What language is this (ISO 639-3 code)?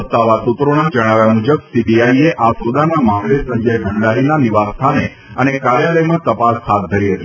guj